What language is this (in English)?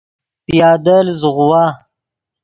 Yidgha